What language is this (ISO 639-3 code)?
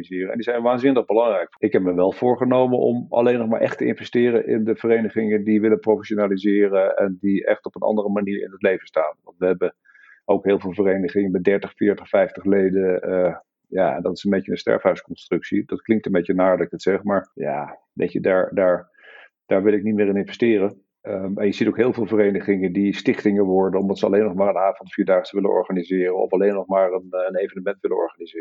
nld